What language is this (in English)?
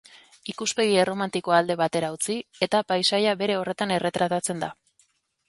Basque